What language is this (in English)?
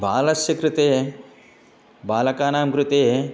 Sanskrit